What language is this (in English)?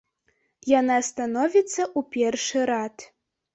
Belarusian